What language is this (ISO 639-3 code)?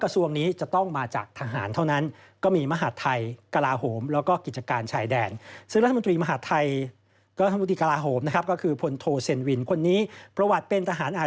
tha